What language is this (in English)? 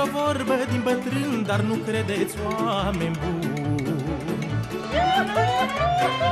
Romanian